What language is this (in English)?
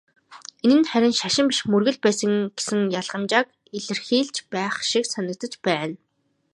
Mongolian